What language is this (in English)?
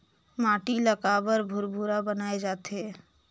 Chhattisgarhi